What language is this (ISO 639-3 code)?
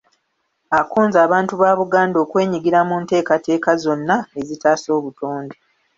lug